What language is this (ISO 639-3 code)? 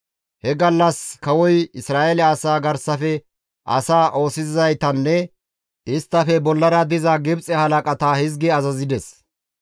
gmv